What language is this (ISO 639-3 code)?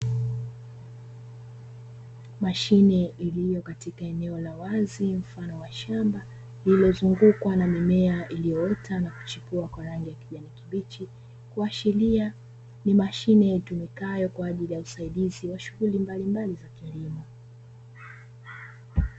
swa